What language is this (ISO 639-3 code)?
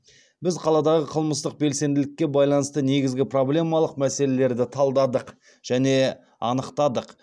kaz